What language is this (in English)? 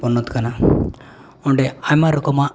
Santali